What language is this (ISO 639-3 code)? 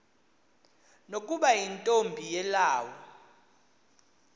xho